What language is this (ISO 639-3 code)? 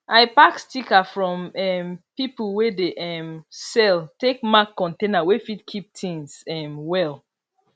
pcm